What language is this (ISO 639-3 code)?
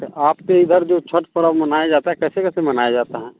hin